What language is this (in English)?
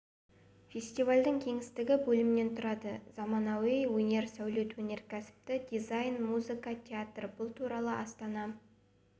Kazakh